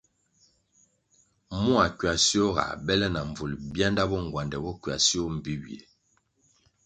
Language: Kwasio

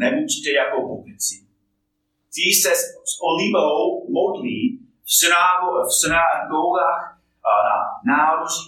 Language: Czech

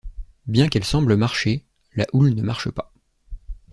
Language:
French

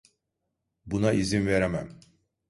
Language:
Turkish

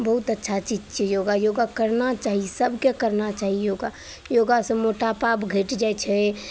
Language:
Maithili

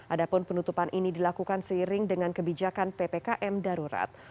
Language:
Indonesian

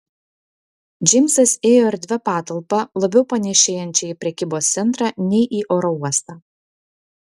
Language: Lithuanian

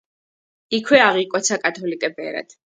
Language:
Georgian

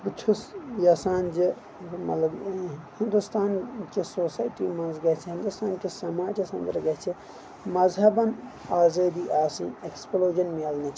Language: Kashmiri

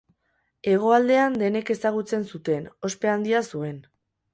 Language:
Basque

